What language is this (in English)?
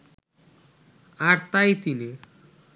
Bangla